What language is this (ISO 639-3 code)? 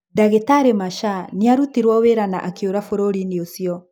kik